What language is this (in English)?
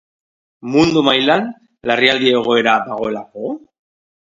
Basque